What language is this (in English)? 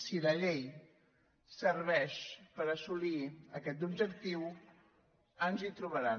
Catalan